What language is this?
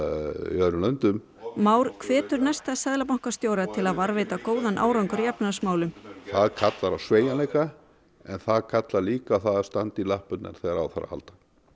Icelandic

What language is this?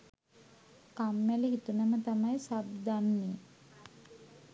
Sinhala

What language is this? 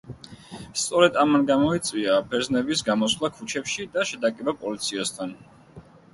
Georgian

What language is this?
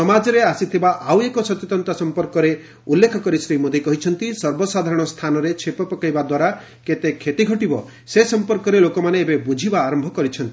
Odia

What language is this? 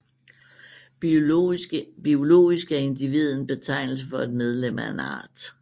Danish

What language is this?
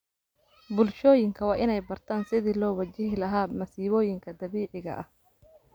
Somali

